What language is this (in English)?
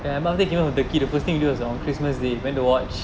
English